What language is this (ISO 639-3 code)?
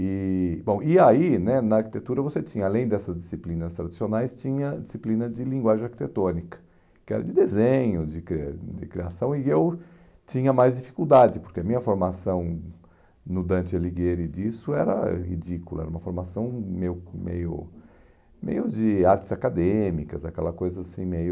por